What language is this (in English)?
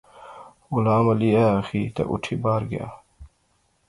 Pahari-Potwari